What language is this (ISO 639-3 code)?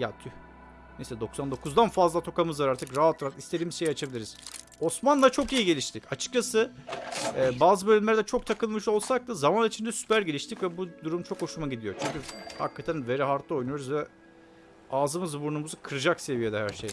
tur